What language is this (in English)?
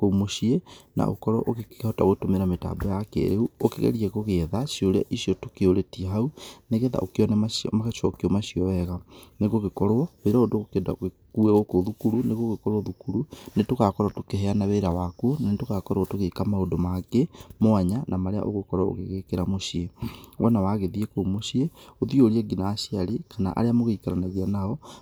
Kikuyu